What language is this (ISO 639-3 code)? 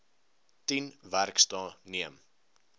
afr